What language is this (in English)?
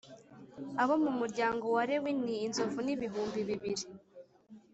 Kinyarwanda